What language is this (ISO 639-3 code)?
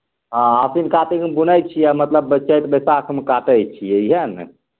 mai